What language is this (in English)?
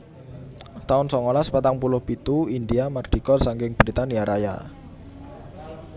Javanese